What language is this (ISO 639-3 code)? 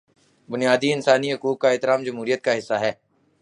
urd